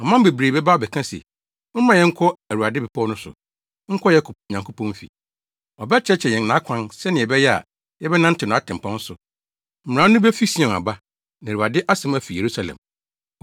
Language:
Akan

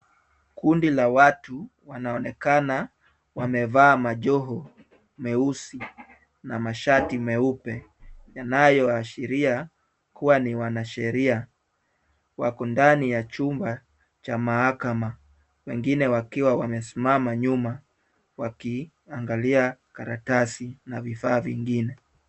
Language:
Swahili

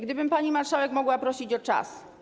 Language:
Polish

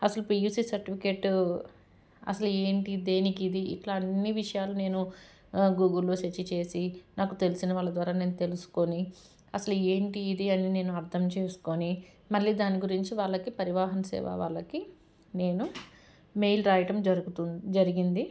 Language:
Telugu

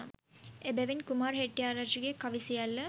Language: Sinhala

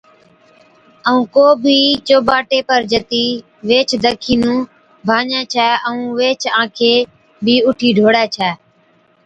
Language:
Od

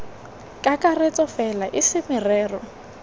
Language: Tswana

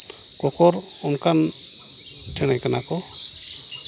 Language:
Santali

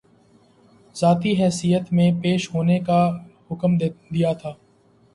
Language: Urdu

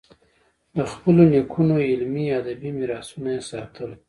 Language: Pashto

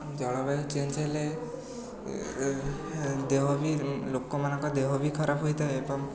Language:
Odia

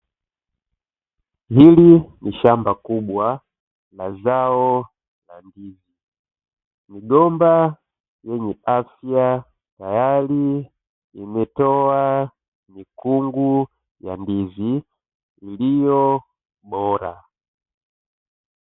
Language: Swahili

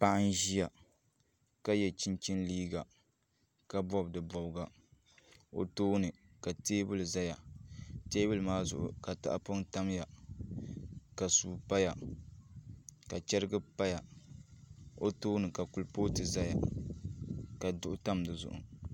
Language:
Dagbani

